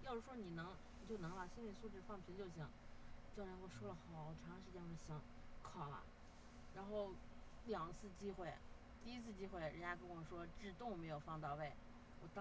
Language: Chinese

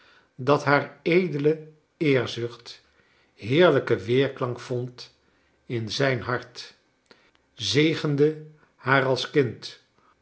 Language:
Dutch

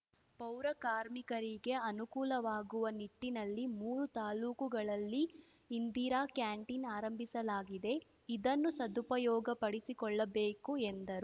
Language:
Kannada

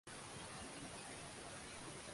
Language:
Swahili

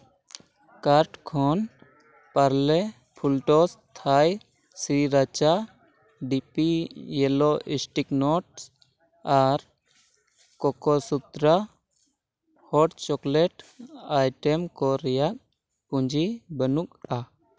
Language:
Santali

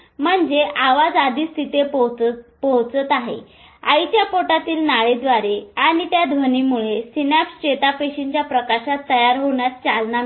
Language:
Marathi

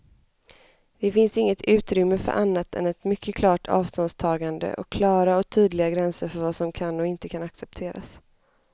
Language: Swedish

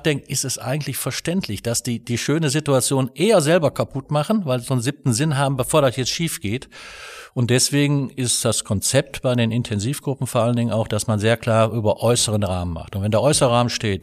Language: German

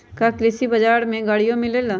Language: Magahi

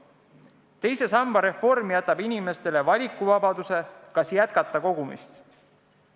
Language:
Estonian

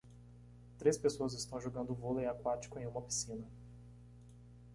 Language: Portuguese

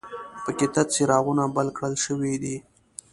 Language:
Pashto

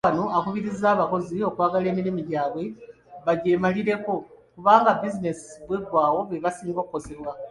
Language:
Ganda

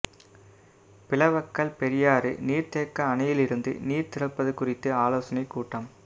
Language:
Tamil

